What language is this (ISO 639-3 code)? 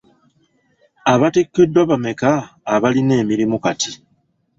lug